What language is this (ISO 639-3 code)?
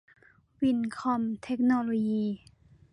tha